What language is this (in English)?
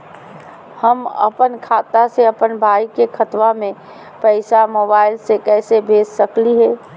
Magahi